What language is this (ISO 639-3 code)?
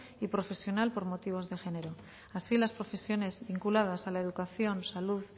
spa